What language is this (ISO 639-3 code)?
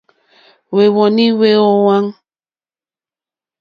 bri